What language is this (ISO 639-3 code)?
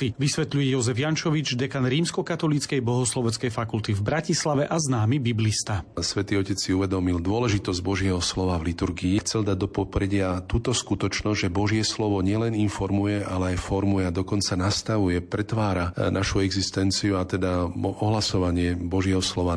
slk